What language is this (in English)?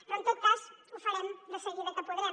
Catalan